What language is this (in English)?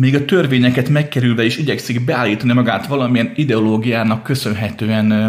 Hungarian